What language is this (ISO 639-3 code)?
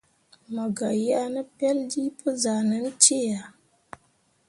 mua